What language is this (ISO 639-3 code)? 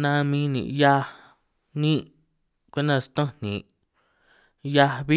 trq